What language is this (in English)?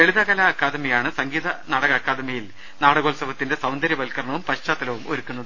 Malayalam